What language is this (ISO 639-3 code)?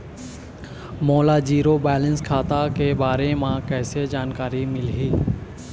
hne